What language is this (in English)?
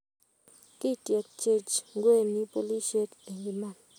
Kalenjin